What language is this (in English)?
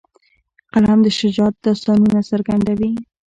Pashto